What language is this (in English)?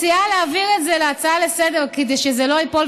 Hebrew